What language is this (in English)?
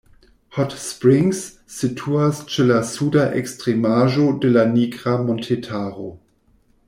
Esperanto